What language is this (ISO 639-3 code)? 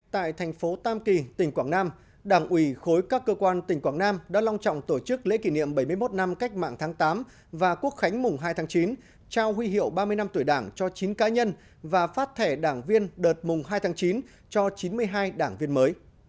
vie